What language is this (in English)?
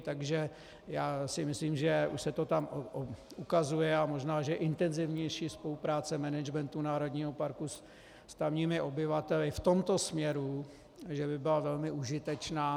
Czech